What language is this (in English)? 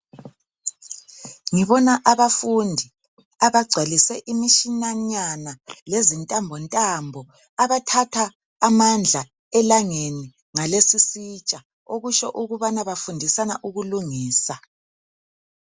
North Ndebele